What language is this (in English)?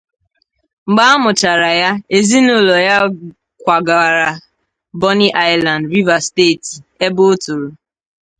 Igbo